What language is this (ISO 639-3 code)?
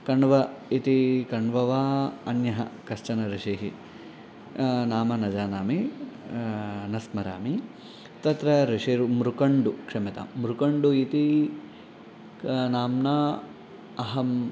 san